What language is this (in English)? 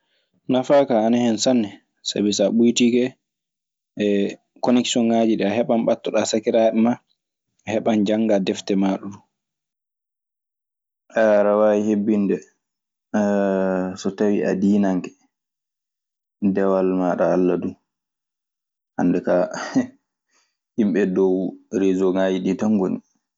Maasina Fulfulde